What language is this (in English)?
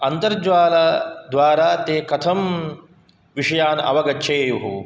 Sanskrit